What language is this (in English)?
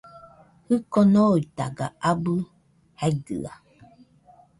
Nüpode Huitoto